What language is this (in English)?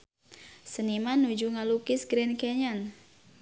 Sundanese